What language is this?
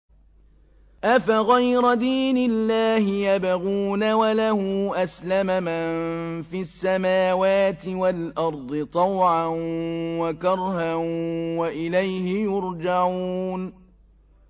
Arabic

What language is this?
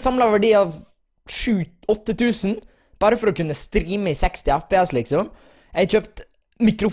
Norwegian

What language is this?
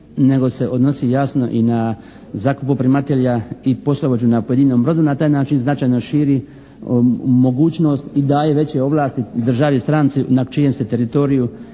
Croatian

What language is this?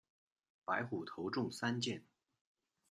Chinese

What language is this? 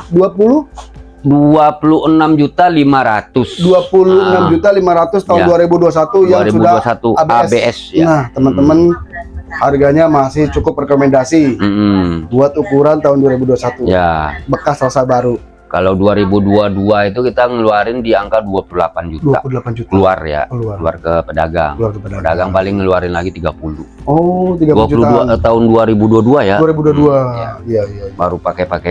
Indonesian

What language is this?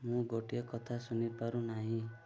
Odia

